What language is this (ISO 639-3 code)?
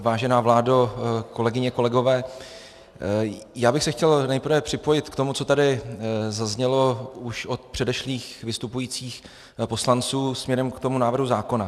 ces